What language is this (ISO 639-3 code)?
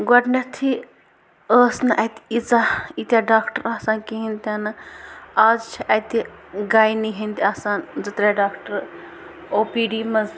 kas